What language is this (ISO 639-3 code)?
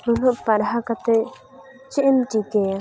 sat